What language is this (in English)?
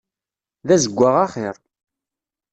Kabyle